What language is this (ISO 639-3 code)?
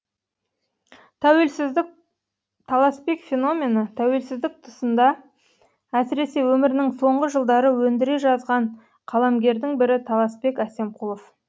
kaz